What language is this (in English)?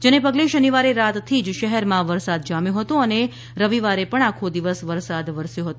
Gujarati